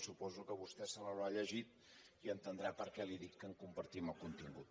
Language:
Catalan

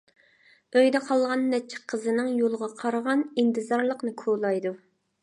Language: Uyghur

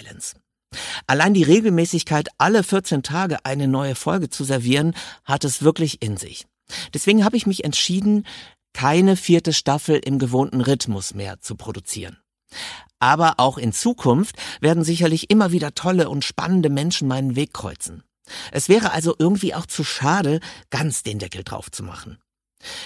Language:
German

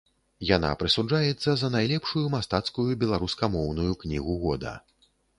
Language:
Belarusian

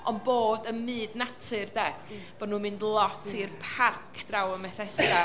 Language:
Welsh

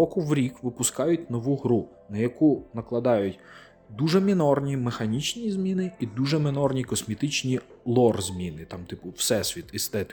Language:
Ukrainian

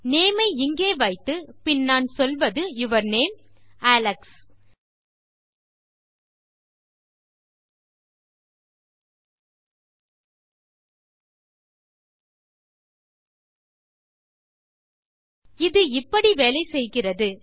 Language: Tamil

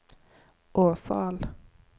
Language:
Norwegian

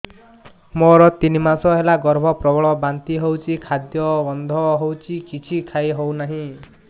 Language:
Odia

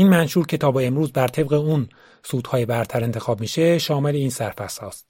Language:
Persian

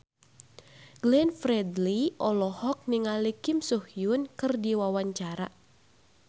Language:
Sundanese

